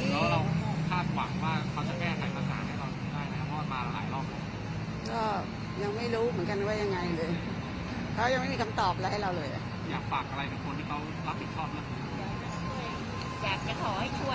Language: Thai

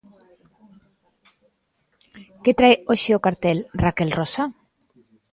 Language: Galician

